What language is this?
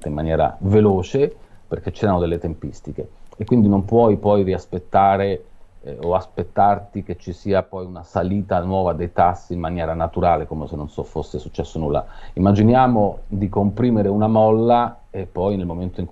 Italian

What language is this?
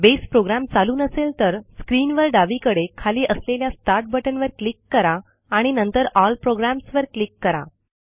Marathi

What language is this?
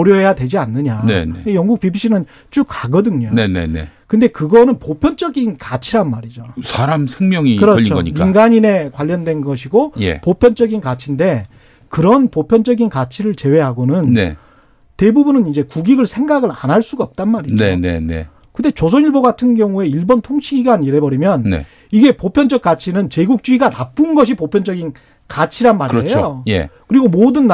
Korean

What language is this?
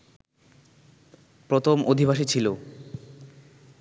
Bangla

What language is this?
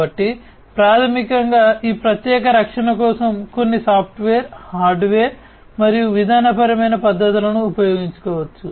Telugu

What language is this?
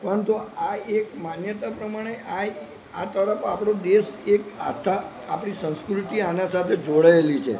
Gujarati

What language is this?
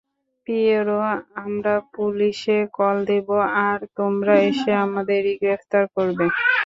Bangla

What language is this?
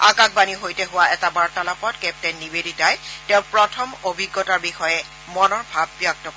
Assamese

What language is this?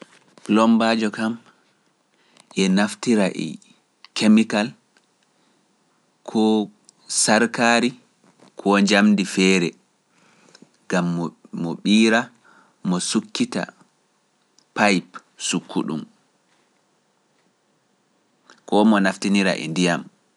Pular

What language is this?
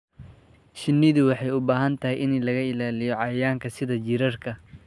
Somali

